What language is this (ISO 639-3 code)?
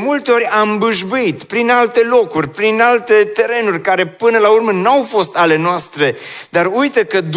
ron